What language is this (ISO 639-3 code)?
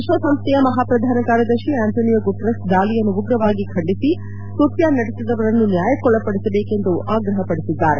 kan